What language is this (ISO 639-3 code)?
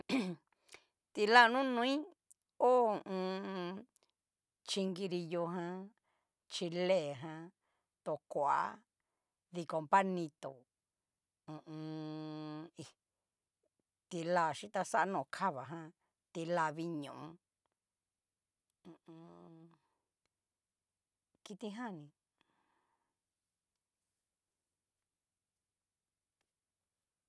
miu